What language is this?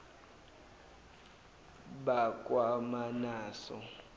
Zulu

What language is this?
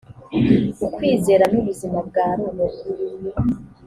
Kinyarwanda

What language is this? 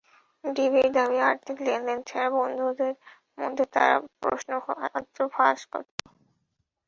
Bangla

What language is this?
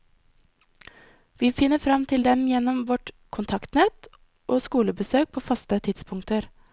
Norwegian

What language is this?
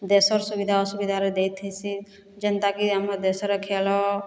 Odia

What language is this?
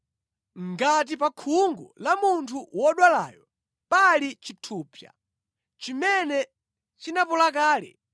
Nyanja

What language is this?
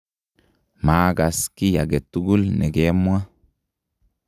Kalenjin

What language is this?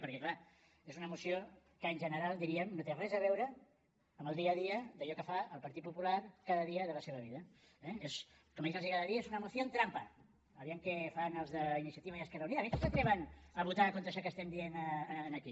Catalan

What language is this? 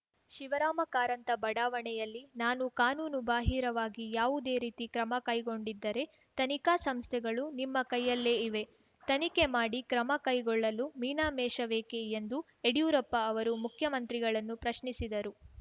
Kannada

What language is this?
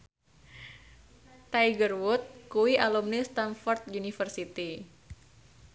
Javanese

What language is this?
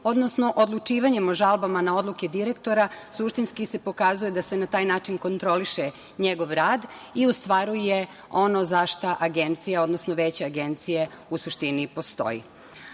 Serbian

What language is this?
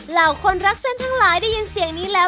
Thai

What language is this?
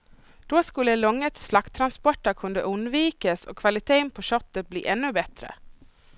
Swedish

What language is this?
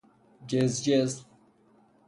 Persian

